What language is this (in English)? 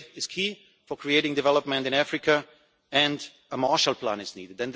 English